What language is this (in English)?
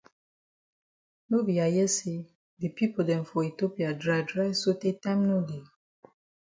Cameroon Pidgin